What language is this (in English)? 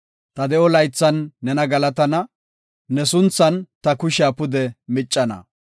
Gofa